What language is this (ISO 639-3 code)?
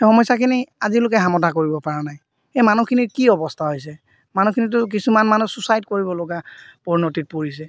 asm